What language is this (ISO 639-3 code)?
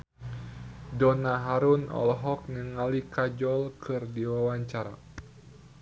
sun